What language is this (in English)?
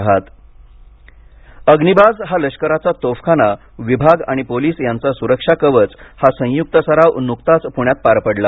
Marathi